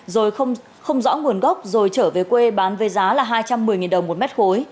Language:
Vietnamese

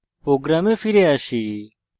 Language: Bangla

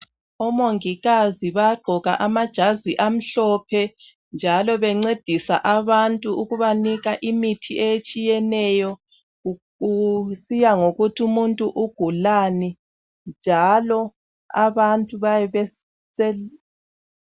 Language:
North Ndebele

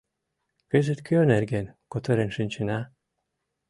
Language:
Mari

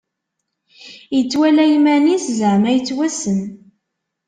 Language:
Kabyle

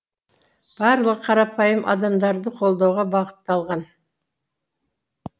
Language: Kazakh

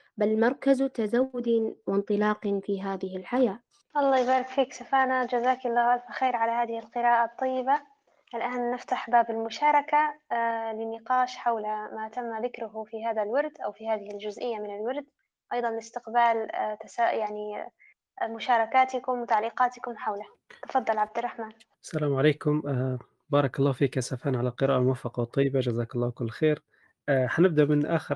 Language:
Arabic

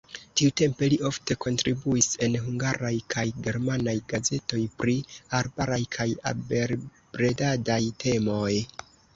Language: Esperanto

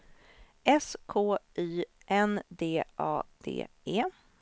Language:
Swedish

